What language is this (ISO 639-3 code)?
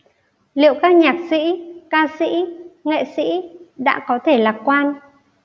vie